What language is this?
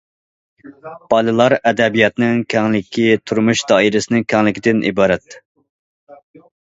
Uyghur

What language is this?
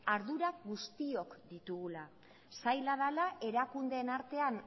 Basque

